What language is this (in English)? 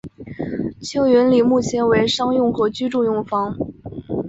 Chinese